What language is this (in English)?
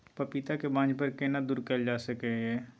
Maithili